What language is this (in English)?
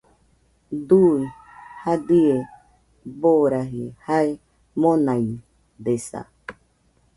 Nüpode Huitoto